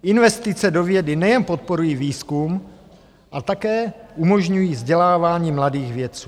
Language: Czech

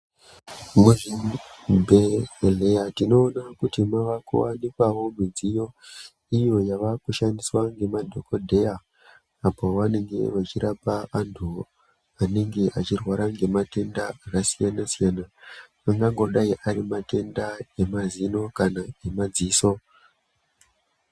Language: Ndau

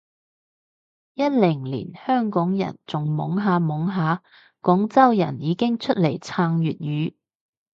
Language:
Cantonese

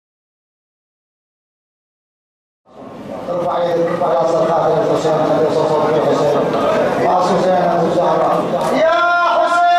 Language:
Arabic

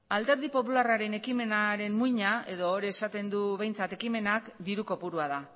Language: Basque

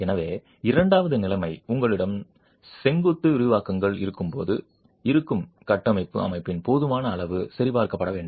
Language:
Tamil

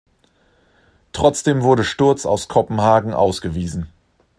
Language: German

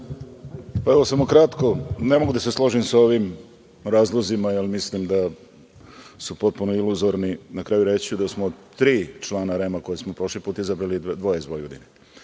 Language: Serbian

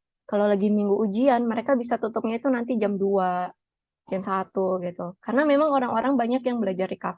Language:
Indonesian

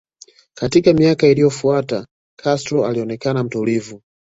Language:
Swahili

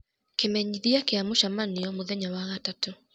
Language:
Kikuyu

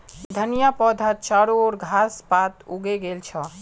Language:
Magahi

